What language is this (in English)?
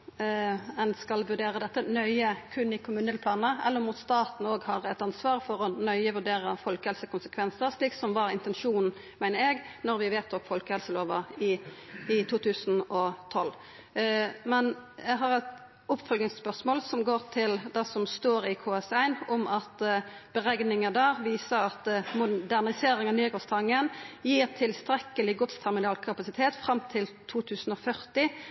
Norwegian Nynorsk